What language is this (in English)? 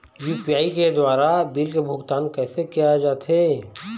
Chhattisgarhi